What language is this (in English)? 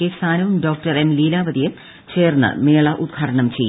Malayalam